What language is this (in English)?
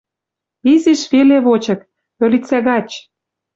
Western Mari